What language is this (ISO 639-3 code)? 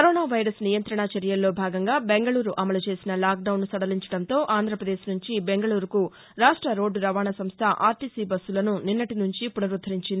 tel